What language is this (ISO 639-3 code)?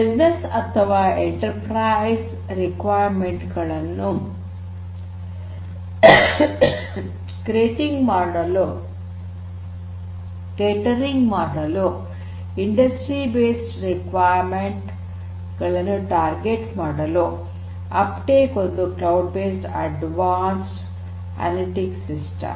kan